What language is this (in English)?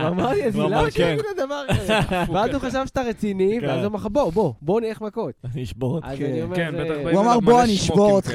Hebrew